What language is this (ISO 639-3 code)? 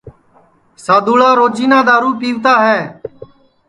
ssi